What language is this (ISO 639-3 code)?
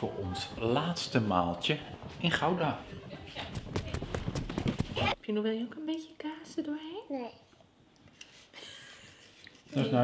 nld